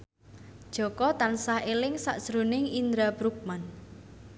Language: Javanese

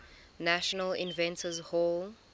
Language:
English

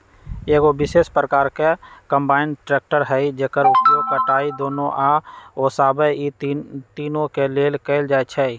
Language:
Magahi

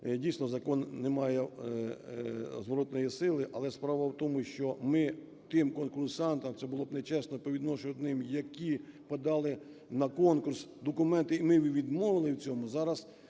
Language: Ukrainian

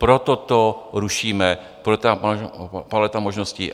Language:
Czech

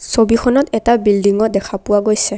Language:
Assamese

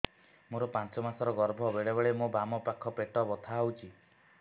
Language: Odia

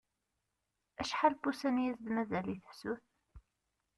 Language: Kabyle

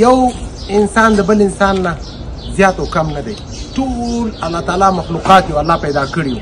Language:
Arabic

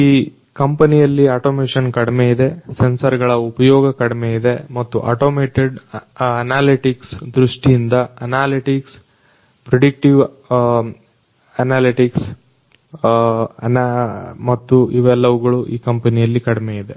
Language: Kannada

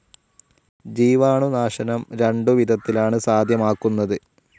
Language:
Malayalam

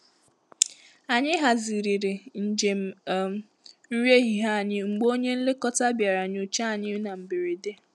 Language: Igbo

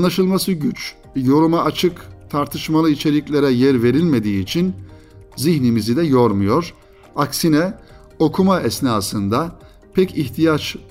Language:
Turkish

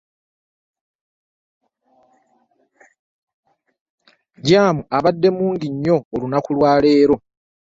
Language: Ganda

